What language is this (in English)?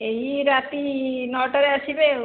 Odia